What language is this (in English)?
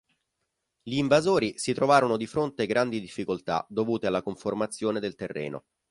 Italian